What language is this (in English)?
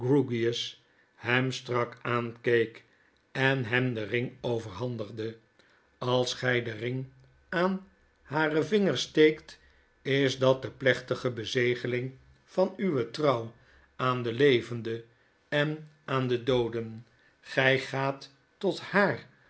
Dutch